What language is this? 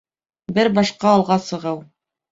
Bashkir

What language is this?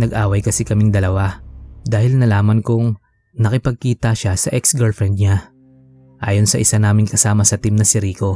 Filipino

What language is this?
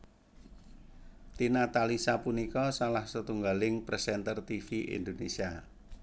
Javanese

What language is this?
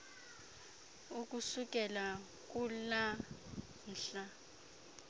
Xhosa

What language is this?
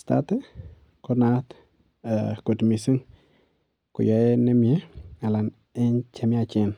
Kalenjin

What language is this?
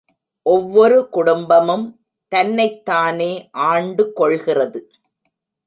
Tamil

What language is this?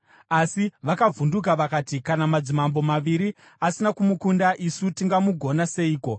Shona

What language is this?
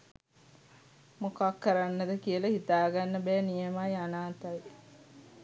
Sinhala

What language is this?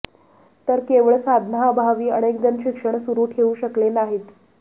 Marathi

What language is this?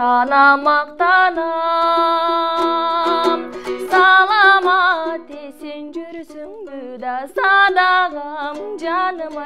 Russian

